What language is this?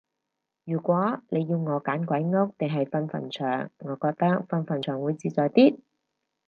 Cantonese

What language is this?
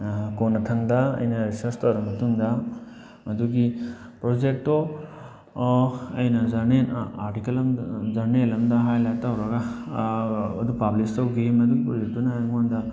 Manipuri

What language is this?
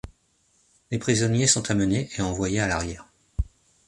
French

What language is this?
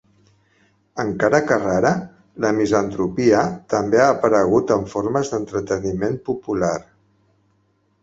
Catalan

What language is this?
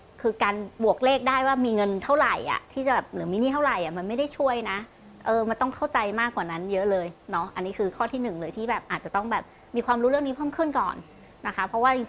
Thai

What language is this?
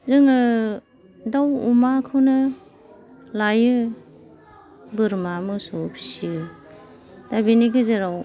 Bodo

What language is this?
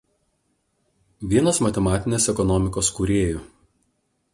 Lithuanian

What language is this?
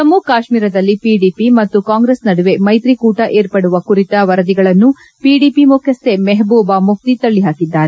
Kannada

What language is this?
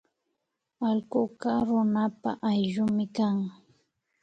Imbabura Highland Quichua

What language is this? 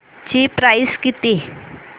Marathi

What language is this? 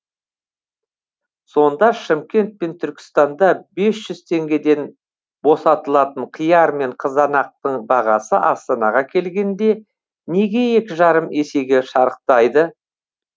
Kazakh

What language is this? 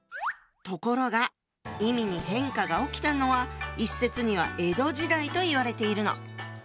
Japanese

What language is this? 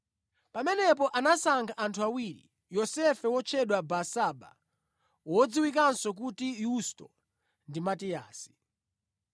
Nyanja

